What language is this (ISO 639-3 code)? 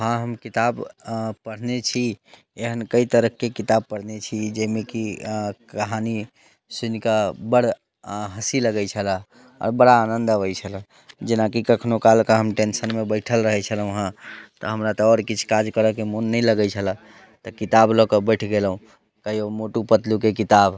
mai